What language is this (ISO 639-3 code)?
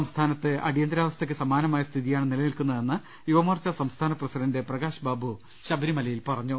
mal